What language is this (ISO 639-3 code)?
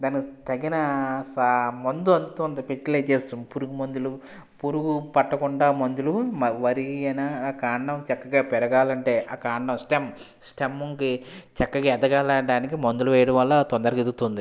tel